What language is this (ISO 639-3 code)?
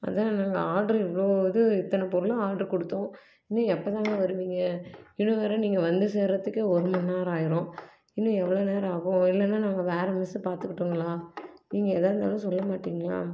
tam